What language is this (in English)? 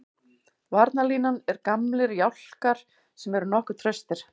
Icelandic